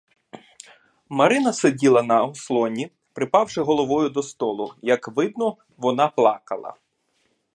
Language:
Ukrainian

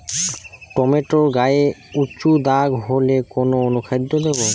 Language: Bangla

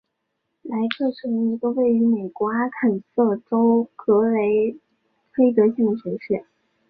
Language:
Chinese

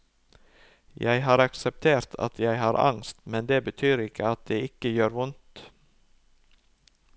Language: Norwegian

